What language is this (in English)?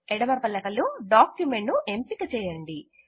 Telugu